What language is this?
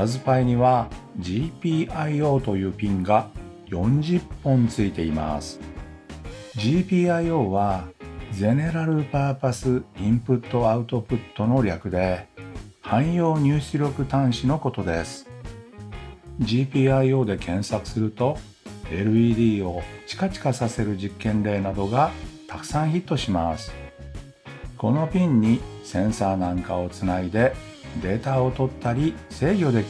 Japanese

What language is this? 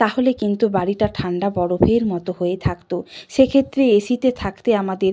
Bangla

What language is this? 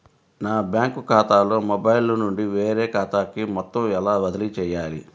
Telugu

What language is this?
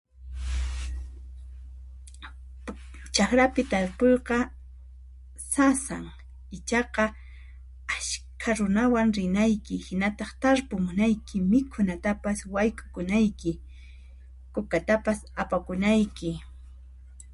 Puno Quechua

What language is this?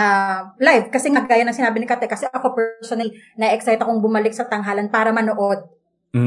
Filipino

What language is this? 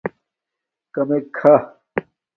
Domaaki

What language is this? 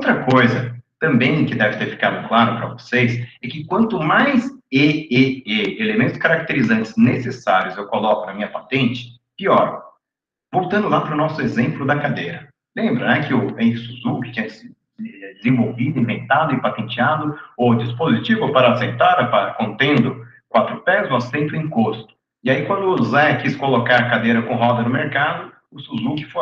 Portuguese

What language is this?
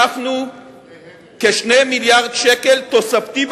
Hebrew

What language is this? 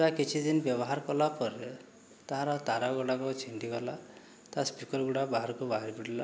Odia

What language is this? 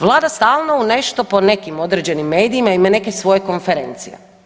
Croatian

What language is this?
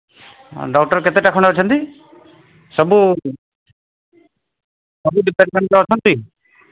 Odia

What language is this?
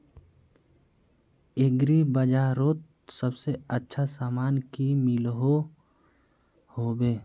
Magahi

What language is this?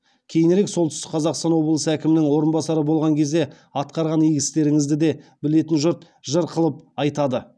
Kazakh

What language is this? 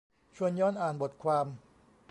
Thai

